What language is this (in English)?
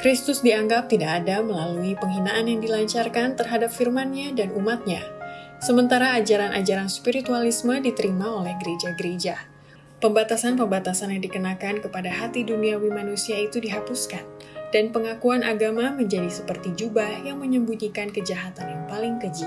Indonesian